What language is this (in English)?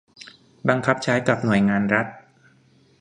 Thai